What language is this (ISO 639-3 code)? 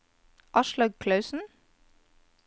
nor